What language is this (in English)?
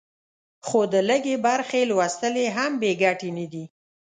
Pashto